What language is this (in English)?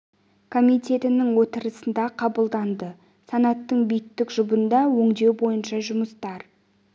Kazakh